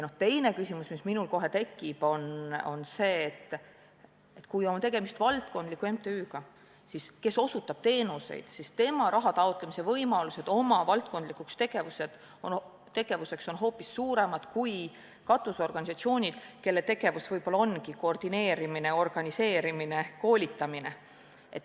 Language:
Estonian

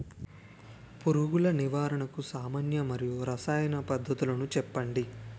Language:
Telugu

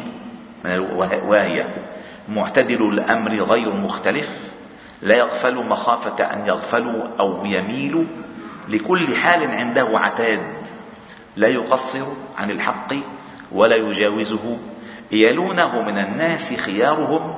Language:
Arabic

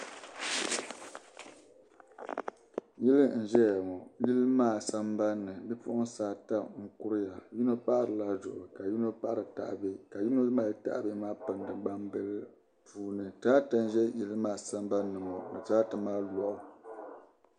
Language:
Dagbani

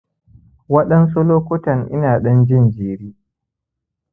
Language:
Hausa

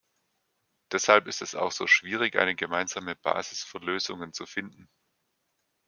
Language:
German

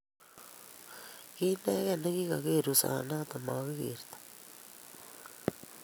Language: Kalenjin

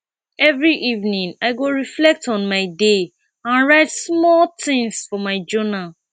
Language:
Nigerian Pidgin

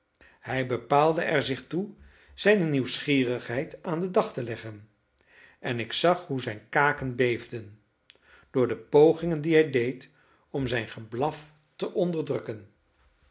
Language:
Dutch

